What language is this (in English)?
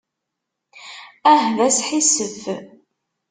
Kabyle